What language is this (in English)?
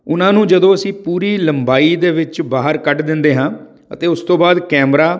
Punjabi